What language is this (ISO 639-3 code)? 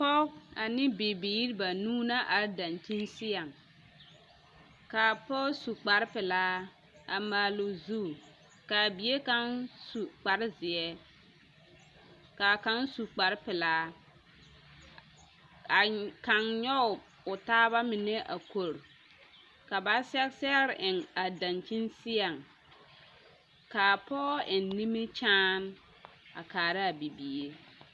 dga